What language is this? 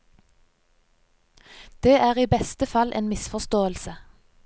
Norwegian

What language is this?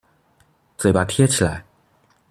Chinese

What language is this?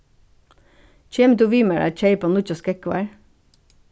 Faroese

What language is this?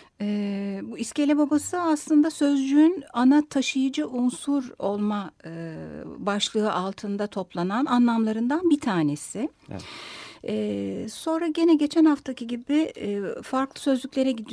Turkish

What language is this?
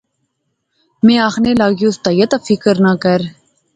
Pahari-Potwari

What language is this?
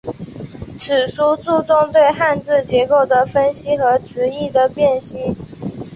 Chinese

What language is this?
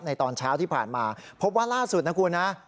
Thai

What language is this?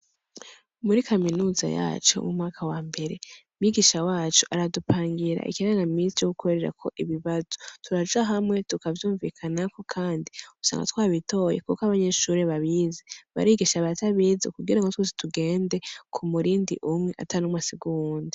Rundi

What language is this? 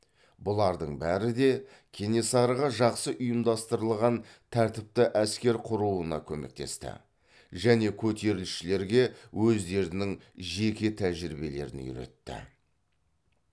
Kazakh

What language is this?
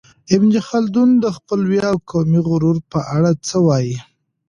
Pashto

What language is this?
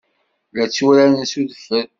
Kabyle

